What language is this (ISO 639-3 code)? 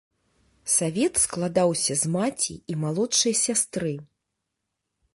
bel